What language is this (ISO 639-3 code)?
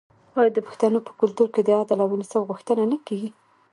pus